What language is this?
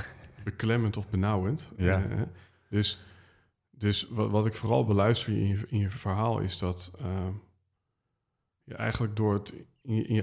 Dutch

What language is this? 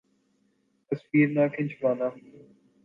Urdu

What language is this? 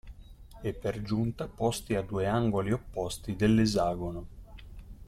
Italian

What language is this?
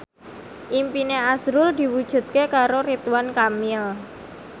Javanese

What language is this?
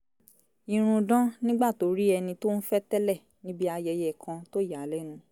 Yoruba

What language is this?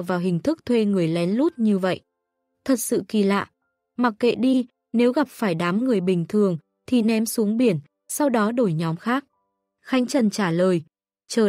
Vietnamese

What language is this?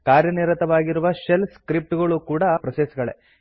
Kannada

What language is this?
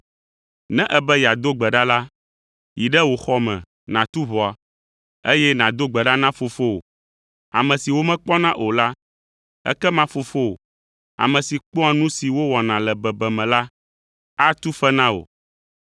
Ewe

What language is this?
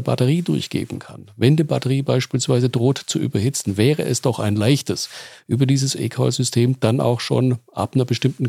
German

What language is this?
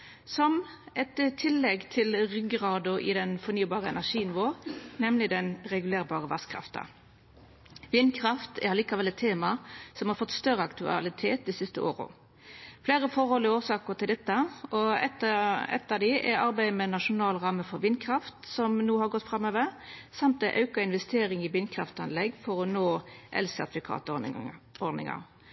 Norwegian Nynorsk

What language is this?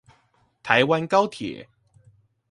Chinese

